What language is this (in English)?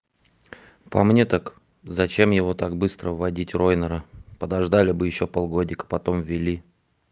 Russian